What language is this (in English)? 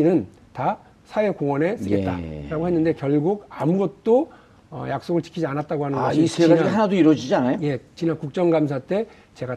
Korean